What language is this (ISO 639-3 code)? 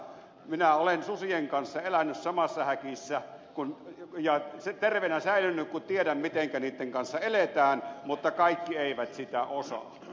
fin